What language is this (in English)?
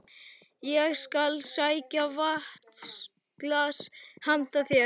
Icelandic